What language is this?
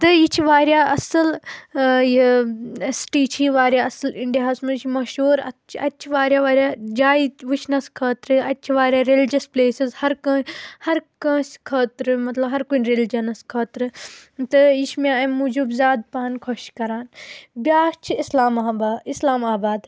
Kashmiri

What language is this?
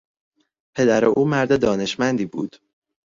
Persian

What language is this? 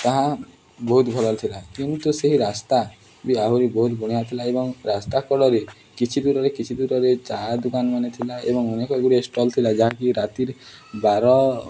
Odia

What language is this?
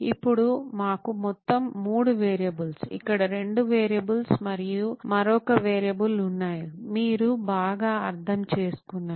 Telugu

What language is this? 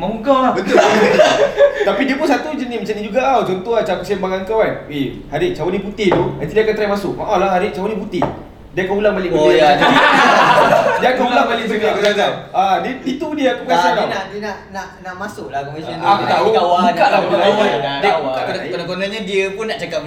Malay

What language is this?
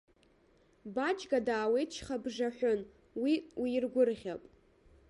Abkhazian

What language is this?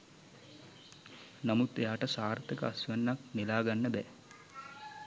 Sinhala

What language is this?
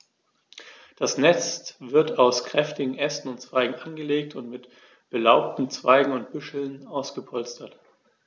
German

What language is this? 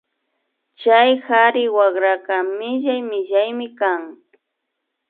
Imbabura Highland Quichua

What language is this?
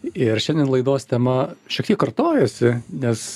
Lithuanian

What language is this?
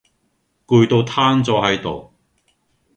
Cantonese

